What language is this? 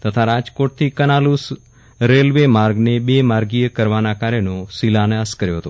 Gujarati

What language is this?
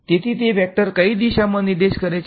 Gujarati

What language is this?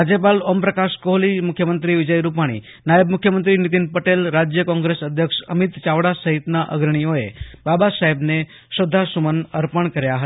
Gujarati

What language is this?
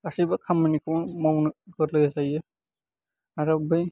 Bodo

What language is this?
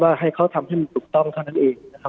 Thai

